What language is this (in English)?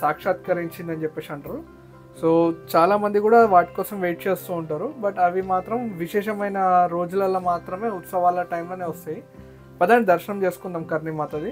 Telugu